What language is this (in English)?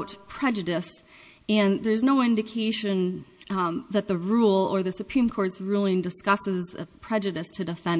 English